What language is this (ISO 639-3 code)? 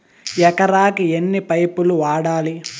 tel